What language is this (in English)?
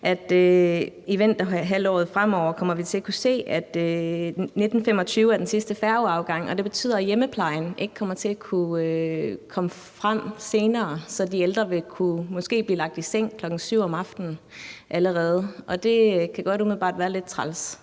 Danish